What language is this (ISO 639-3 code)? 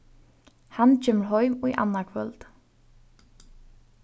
fao